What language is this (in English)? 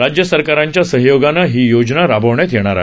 Marathi